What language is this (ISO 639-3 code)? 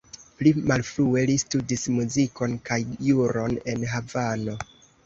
epo